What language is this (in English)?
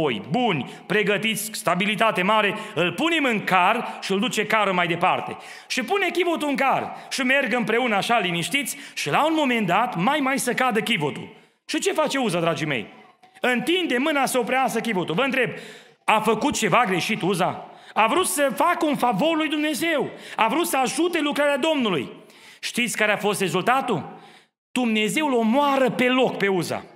Romanian